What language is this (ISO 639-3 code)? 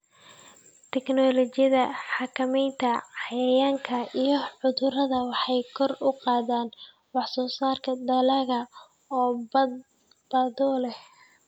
som